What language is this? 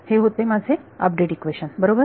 Marathi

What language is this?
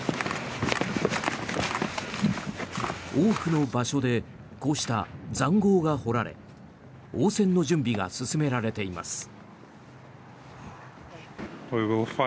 Japanese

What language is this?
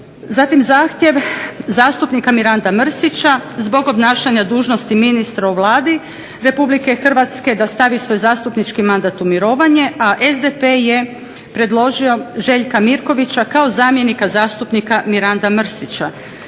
Croatian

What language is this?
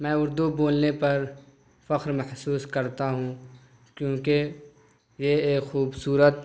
Urdu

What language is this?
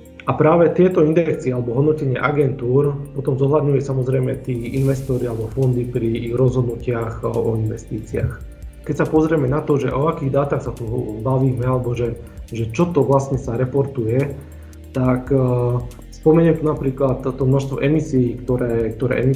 Slovak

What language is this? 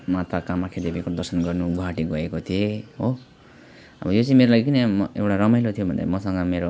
Nepali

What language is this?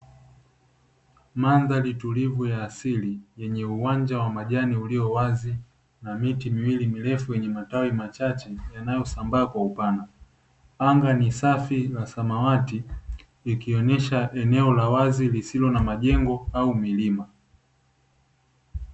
Swahili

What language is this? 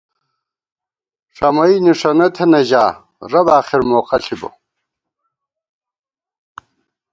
Gawar-Bati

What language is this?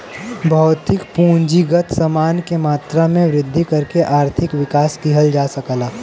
Bhojpuri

